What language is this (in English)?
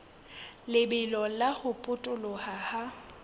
Southern Sotho